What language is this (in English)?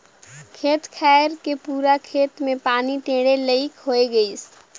Chhattisgarhi